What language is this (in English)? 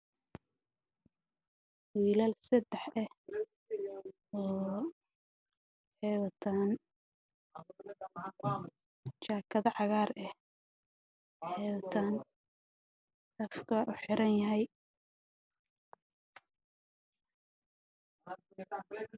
Somali